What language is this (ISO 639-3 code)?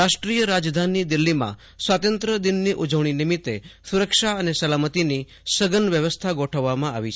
guj